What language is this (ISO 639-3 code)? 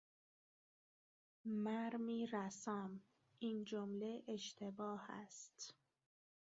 fas